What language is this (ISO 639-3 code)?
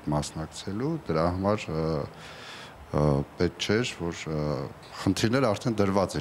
ron